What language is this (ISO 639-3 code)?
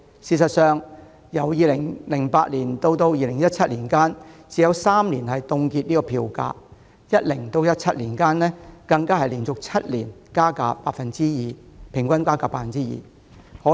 yue